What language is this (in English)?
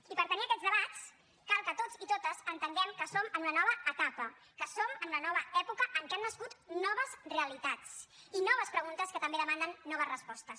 Catalan